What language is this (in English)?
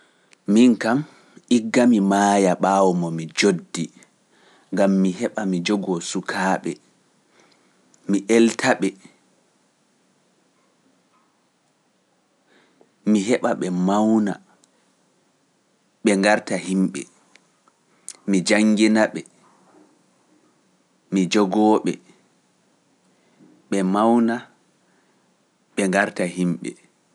Pular